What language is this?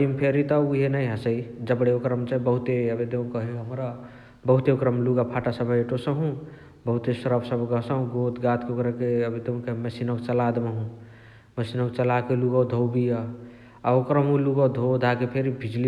Chitwania Tharu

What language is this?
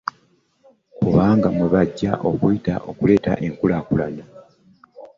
Ganda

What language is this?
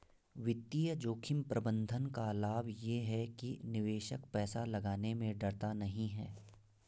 Hindi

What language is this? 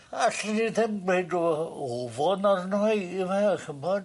Welsh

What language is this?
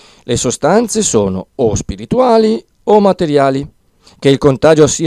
Italian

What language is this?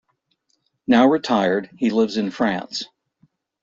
English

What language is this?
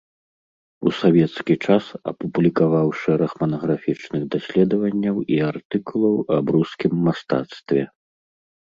Belarusian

